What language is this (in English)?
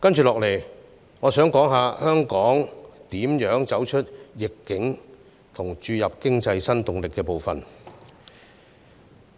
Cantonese